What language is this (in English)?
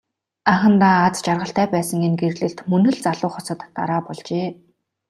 Mongolian